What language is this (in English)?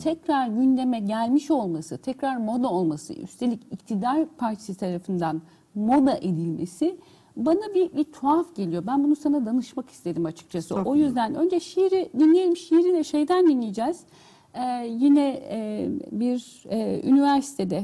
Turkish